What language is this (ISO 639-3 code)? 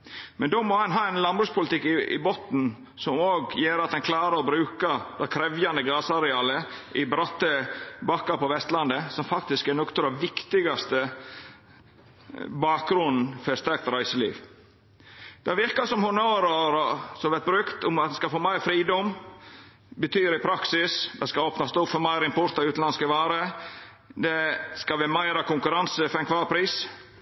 nno